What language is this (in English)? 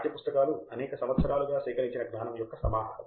Telugu